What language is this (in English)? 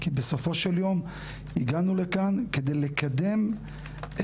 Hebrew